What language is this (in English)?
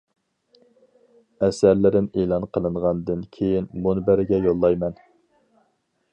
Uyghur